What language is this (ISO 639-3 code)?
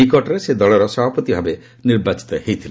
ori